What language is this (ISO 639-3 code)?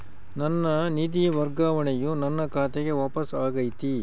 kan